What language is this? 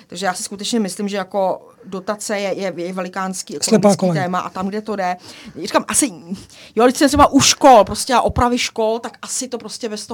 Czech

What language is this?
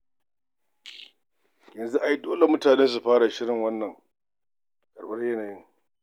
Hausa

